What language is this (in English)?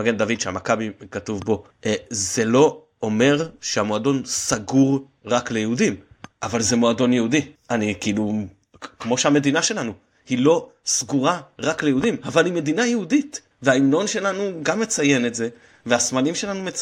Hebrew